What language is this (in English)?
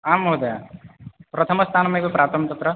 Sanskrit